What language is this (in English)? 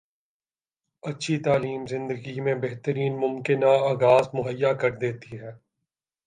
Urdu